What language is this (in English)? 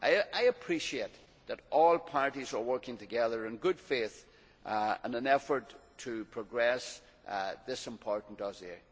English